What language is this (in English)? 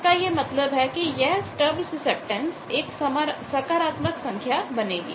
Hindi